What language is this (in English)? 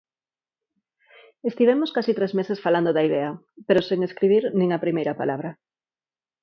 Galician